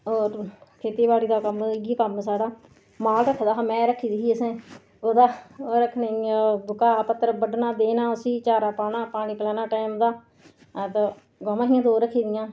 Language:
Dogri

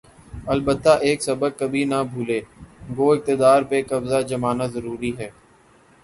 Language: Urdu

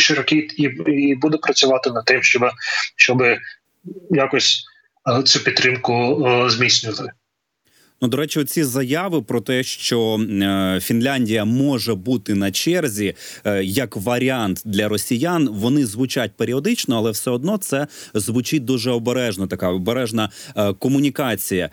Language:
Ukrainian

